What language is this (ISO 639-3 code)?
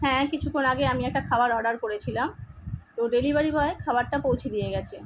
ben